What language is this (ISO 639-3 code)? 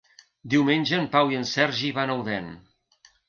cat